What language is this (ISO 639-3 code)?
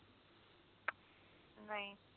pan